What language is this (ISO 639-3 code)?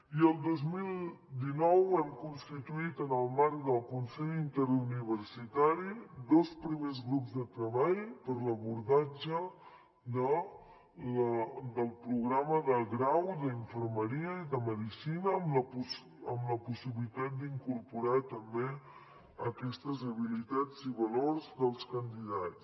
cat